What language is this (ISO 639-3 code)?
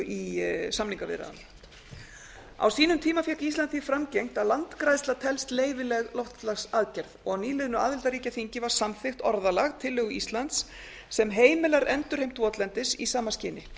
isl